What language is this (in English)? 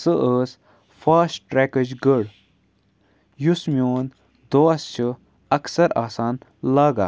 Kashmiri